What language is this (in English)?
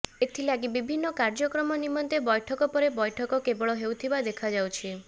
Odia